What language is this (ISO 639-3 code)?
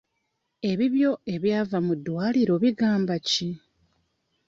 lug